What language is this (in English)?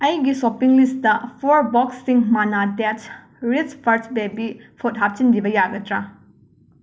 Manipuri